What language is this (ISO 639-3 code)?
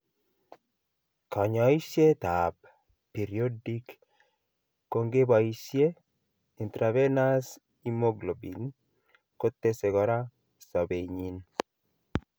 kln